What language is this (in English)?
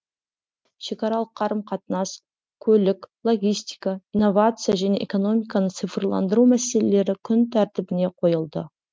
Kazakh